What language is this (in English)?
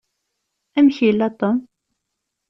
Kabyle